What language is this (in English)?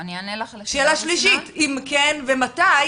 Hebrew